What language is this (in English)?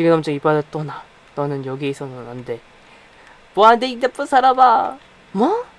Korean